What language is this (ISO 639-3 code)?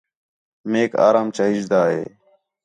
xhe